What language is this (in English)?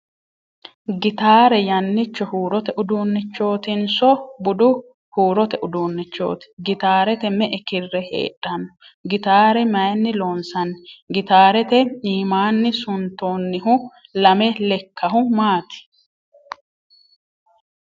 Sidamo